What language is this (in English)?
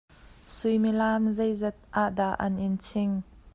Hakha Chin